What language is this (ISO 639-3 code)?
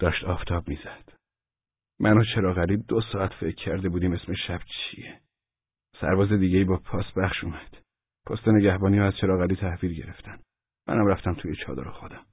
fas